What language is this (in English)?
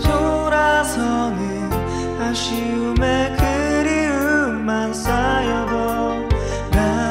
Korean